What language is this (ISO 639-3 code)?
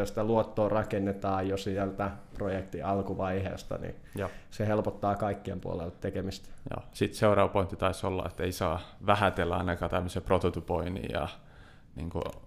fin